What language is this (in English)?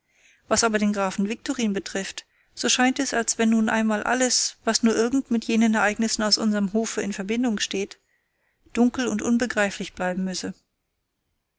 German